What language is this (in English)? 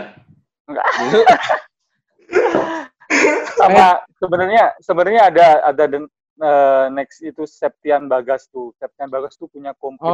Indonesian